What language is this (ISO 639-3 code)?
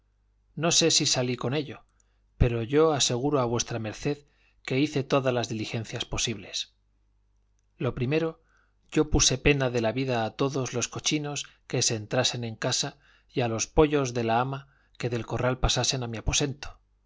spa